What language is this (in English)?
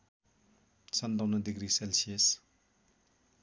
Nepali